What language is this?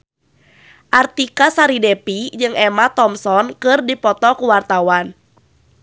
Sundanese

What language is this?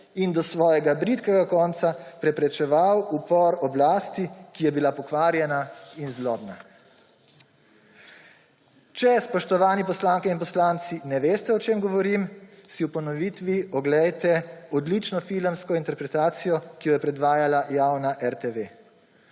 Slovenian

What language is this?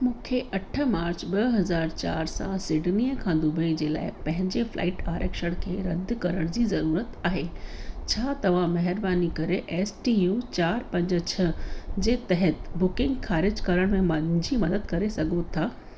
Sindhi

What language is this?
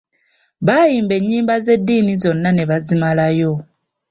Ganda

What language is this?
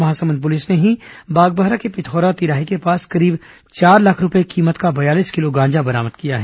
Hindi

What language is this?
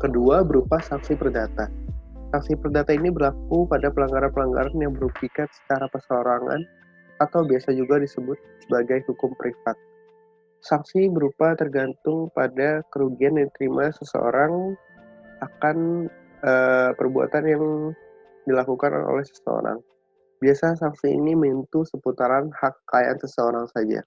Indonesian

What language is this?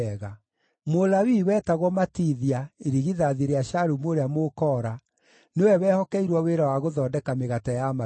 Kikuyu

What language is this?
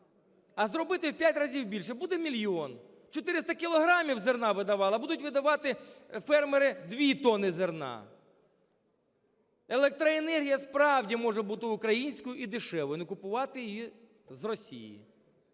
Ukrainian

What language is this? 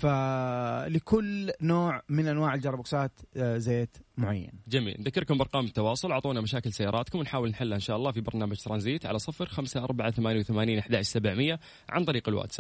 Arabic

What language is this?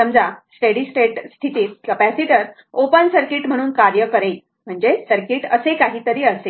Marathi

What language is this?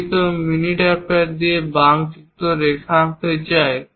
Bangla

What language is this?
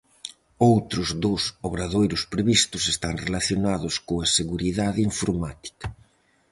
Galician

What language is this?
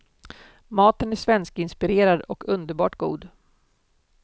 Swedish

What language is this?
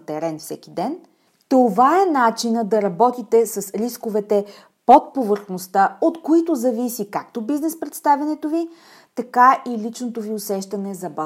Bulgarian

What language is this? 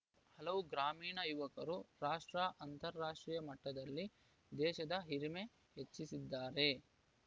Kannada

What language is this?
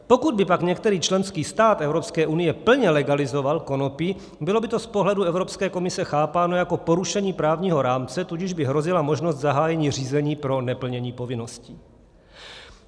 Czech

